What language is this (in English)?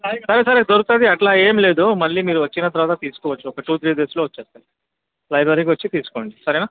Telugu